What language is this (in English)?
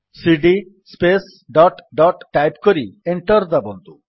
Odia